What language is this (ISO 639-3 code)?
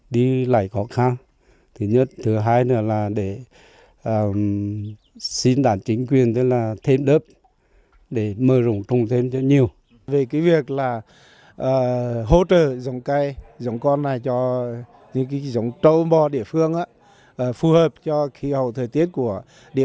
vie